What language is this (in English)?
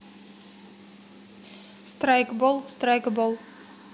Russian